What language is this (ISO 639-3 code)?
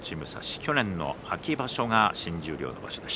jpn